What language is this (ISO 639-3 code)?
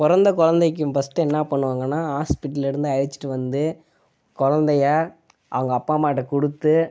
tam